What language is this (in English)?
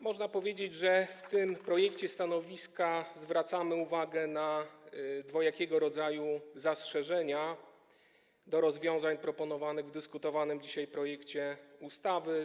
Polish